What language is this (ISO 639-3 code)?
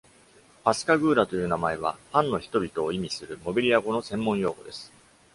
jpn